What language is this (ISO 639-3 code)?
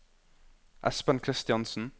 nor